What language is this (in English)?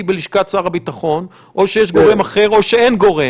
Hebrew